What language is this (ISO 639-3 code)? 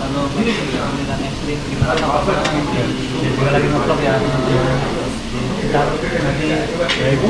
ind